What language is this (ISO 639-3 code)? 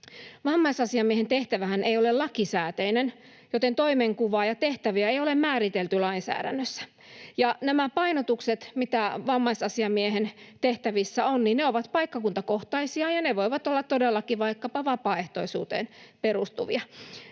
fin